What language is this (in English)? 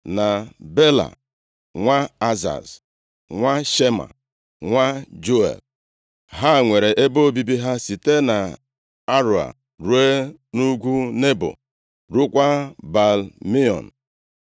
Igbo